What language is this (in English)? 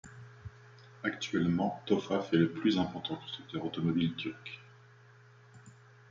French